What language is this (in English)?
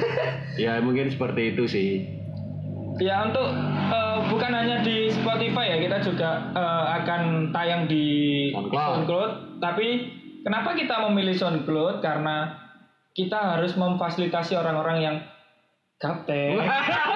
Indonesian